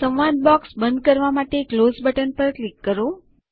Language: Gujarati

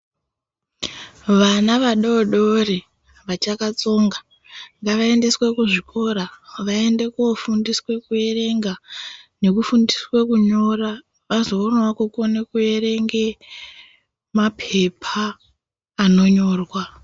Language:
Ndau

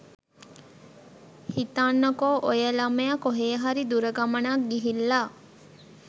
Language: Sinhala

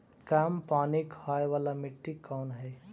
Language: Magahi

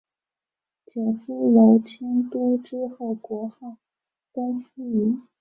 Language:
Chinese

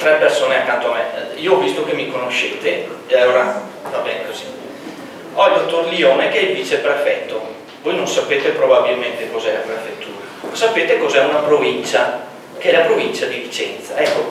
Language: Italian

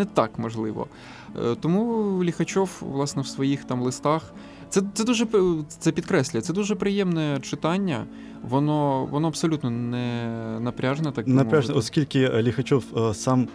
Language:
Ukrainian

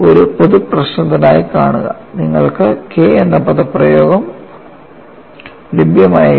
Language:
Malayalam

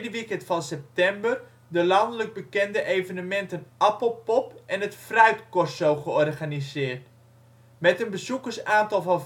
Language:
Dutch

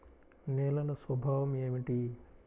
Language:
Telugu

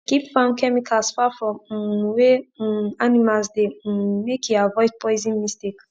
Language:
Nigerian Pidgin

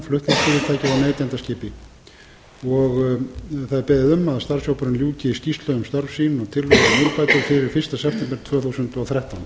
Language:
Icelandic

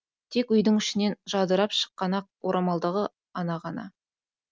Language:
Kazakh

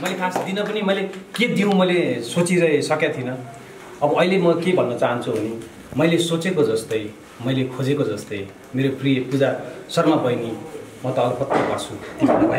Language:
Romanian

